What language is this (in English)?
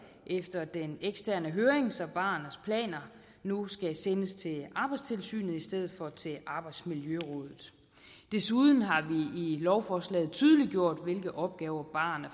Danish